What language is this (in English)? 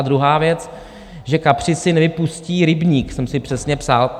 Czech